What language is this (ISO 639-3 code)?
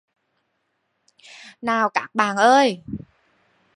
vie